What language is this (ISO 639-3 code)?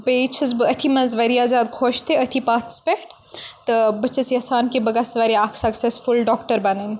kas